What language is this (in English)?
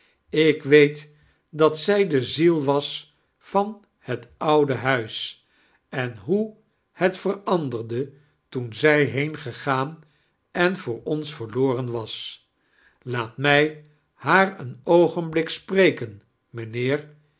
Dutch